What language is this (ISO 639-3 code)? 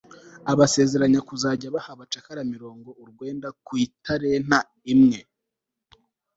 kin